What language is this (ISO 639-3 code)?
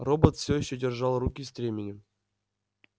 rus